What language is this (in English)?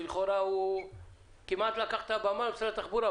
Hebrew